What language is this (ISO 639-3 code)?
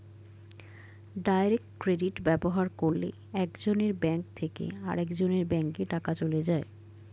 ben